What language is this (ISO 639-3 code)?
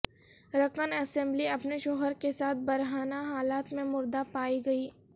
urd